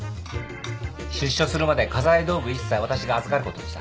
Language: Japanese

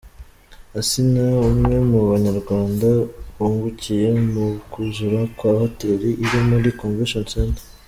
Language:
Kinyarwanda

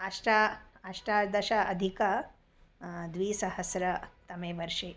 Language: Sanskrit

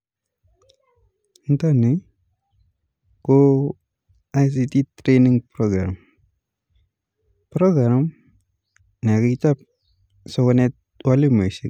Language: Kalenjin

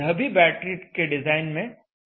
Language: Hindi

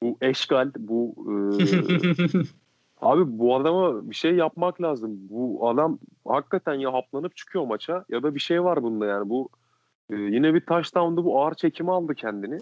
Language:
Turkish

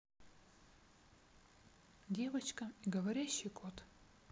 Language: Russian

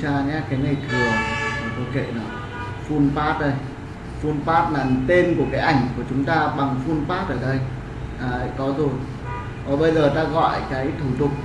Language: Vietnamese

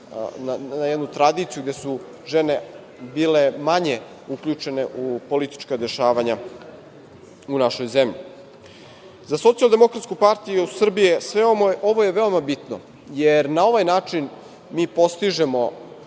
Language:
Serbian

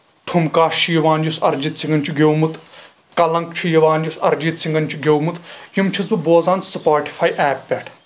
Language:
Kashmiri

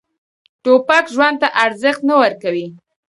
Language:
Pashto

